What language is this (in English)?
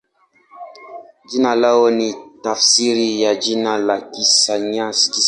Swahili